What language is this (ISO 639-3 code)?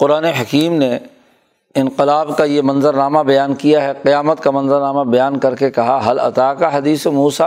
urd